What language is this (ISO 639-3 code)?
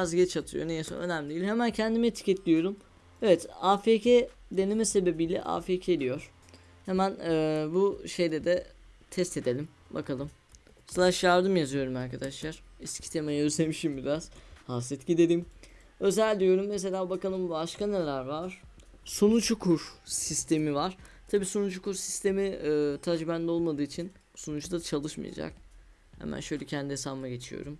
tur